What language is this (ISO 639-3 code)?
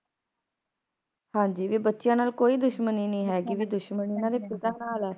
pan